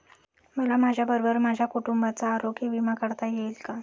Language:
Marathi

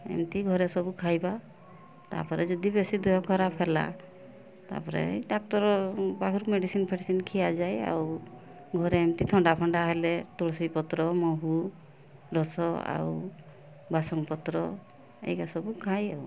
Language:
Odia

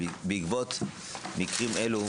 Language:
Hebrew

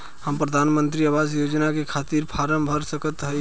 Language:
Bhojpuri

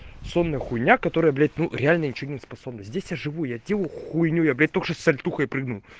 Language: Russian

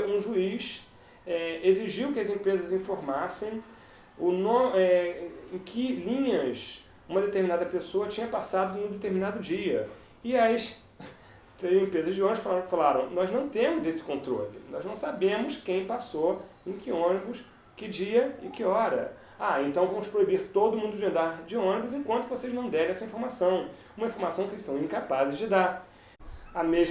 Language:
Portuguese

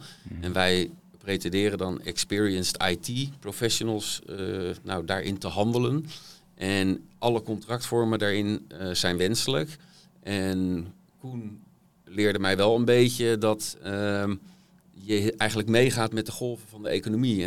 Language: Dutch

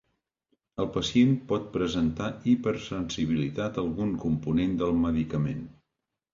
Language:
Catalan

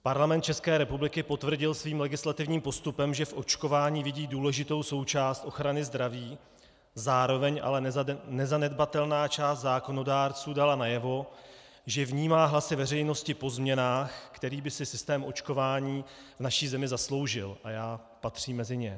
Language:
Czech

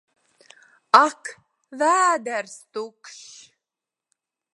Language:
Latvian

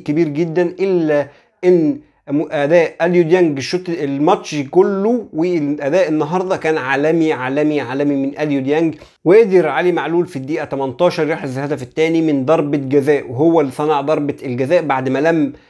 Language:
Arabic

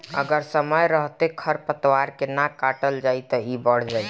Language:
Bhojpuri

